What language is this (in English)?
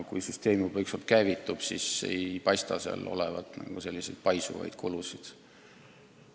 Estonian